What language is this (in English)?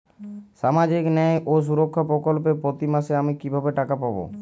Bangla